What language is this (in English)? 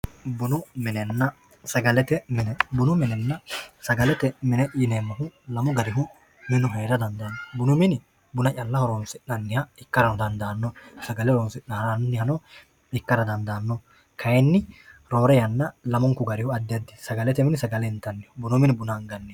Sidamo